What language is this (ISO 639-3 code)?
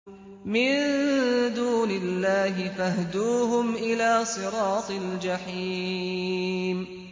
ara